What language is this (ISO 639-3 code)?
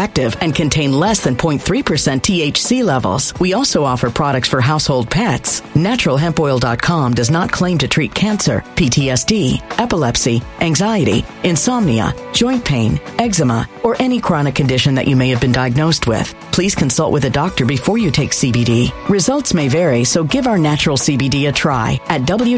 eng